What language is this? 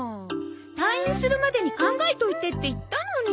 Japanese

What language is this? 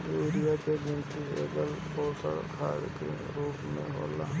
Bhojpuri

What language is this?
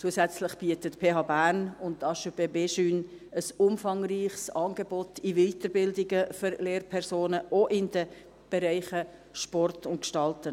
Swiss German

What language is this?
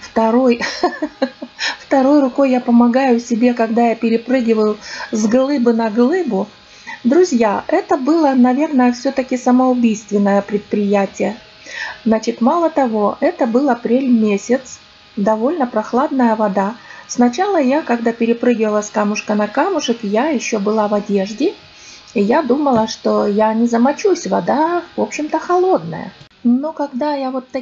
Russian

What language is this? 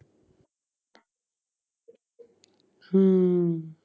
Punjabi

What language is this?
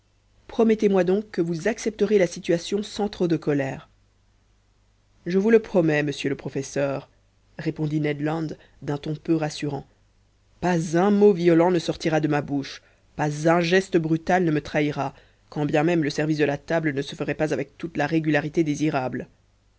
French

